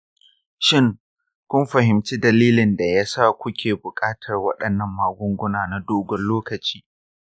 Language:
Hausa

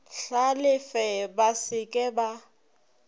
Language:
Northern Sotho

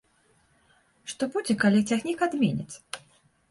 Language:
Belarusian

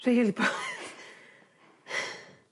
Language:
Welsh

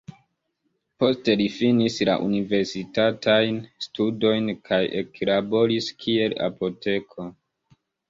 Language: Esperanto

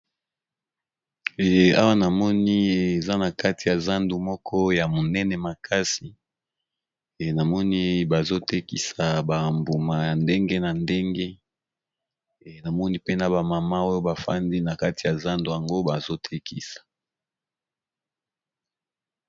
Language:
Lingala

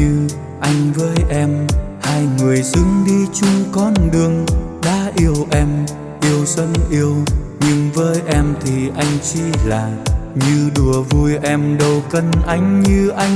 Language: Vietnamese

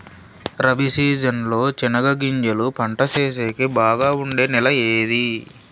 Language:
Telugu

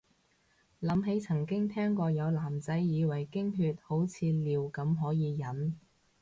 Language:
Cantonese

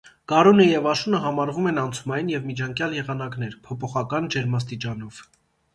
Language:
Armenian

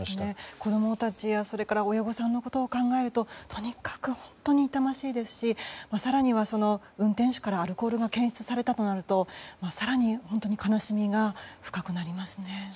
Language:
Japanese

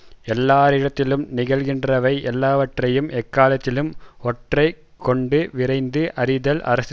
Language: Tamil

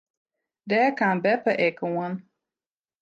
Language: Western Frisian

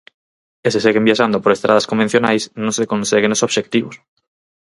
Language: Galician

